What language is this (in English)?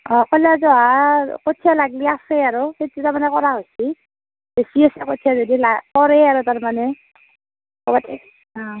Assamese